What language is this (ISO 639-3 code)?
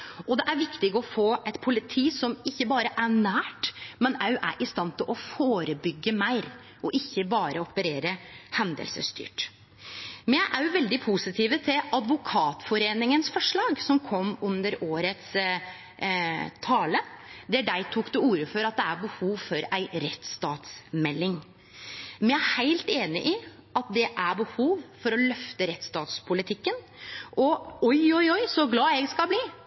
nno